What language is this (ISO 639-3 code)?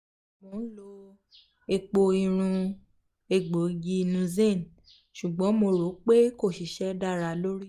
yor